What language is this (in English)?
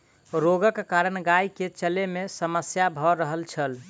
Maithili